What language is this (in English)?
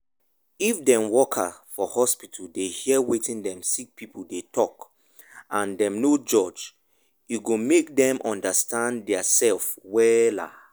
Nigerian Pidgin